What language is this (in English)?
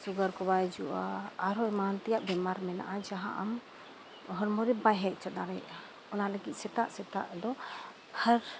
Santali